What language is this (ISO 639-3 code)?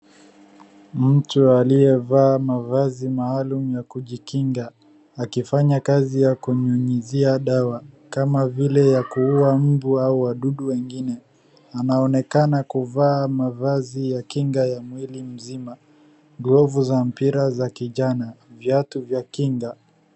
swa